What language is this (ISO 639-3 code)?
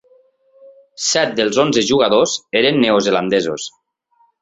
cat